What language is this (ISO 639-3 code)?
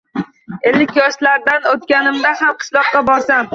uzb